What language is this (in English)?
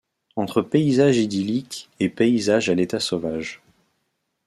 French